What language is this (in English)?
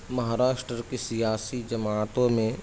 Urdu